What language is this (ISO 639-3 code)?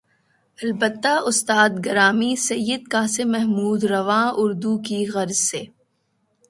urd